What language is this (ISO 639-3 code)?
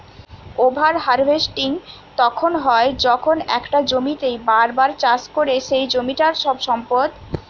ben